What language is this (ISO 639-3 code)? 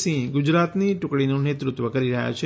guj